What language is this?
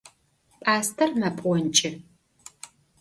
Adyghe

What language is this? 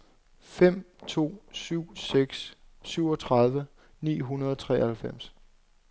Danish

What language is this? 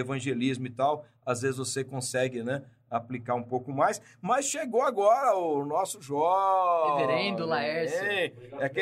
Portuguese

